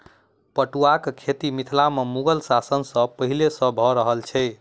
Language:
Maithili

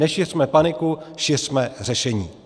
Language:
Czech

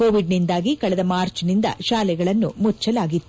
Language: Kannada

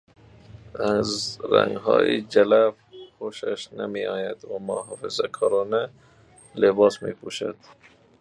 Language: Persian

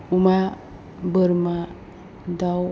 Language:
Bodo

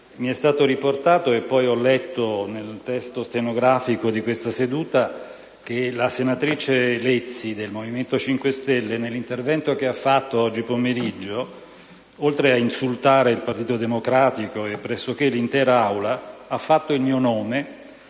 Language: Italian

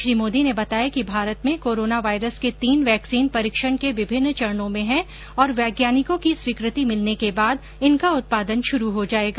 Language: Hindi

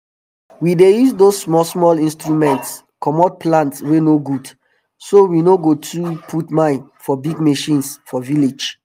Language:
Nigerian Pidgin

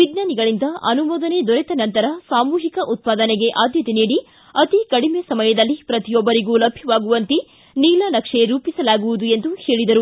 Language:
Kannada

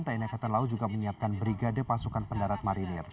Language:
Indonesian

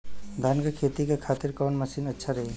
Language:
Bhojpuri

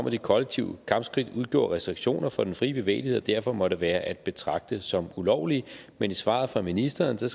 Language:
Danish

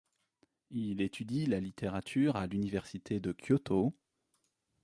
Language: French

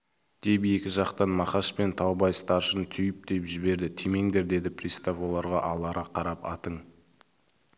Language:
Kazakh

